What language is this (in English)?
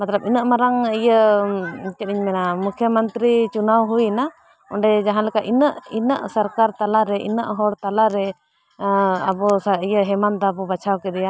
Santali